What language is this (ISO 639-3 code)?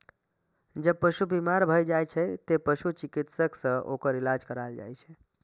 mai